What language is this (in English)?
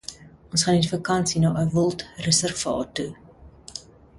Afrikaans